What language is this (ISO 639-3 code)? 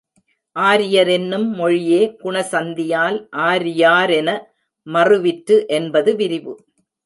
tam